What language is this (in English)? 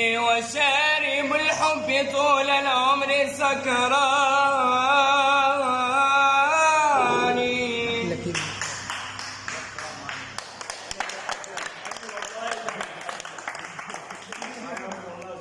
Arabic